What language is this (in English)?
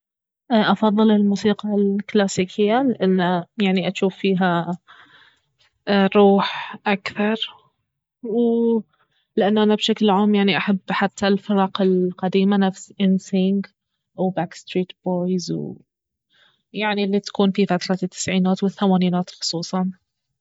Baharna Arabic